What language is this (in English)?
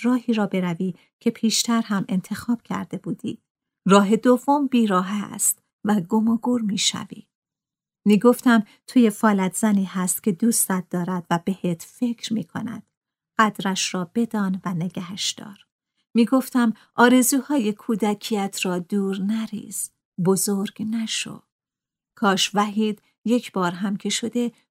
Persian